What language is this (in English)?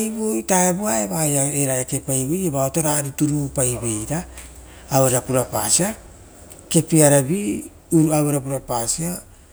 Rotokas